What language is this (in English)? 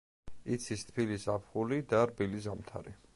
Georgian